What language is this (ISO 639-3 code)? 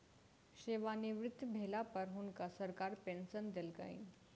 mai